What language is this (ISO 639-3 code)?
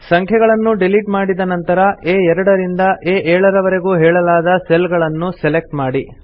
kan